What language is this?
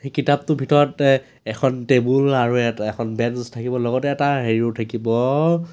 Assamese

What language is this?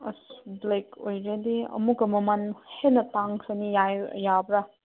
Manipuri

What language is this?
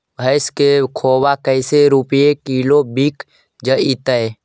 Magahi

